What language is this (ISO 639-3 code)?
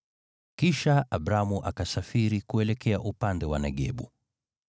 swa